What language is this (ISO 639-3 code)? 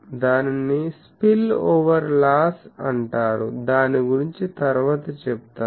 tel